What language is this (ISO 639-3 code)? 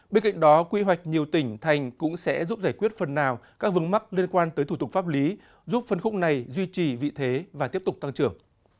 vie